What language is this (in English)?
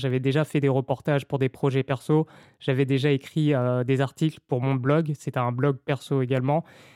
French